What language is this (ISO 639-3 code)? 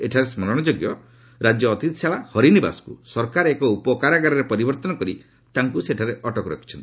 ori